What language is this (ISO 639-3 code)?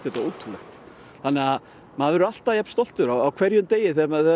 isl